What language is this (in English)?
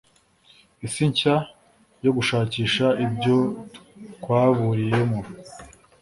Kinyarwanda